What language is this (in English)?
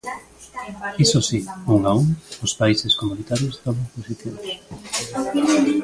Galician